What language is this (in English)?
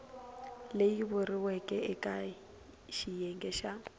Tsonga